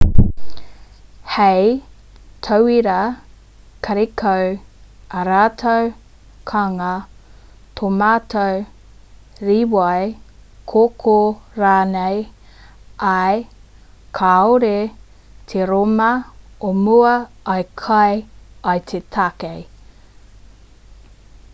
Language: Māori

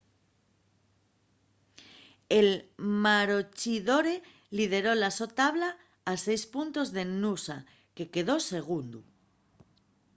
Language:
Asturian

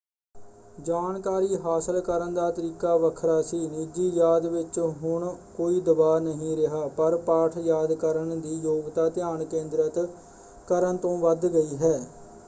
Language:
Punjabi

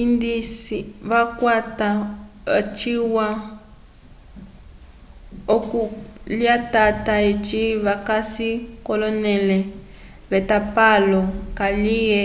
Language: Umbundu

